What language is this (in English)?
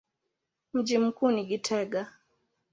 Swahili